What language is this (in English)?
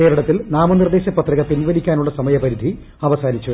Malayalam